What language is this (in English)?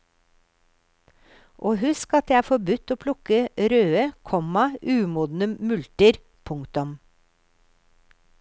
Norwegian